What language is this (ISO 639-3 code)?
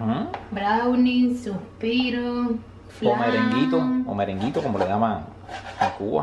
spa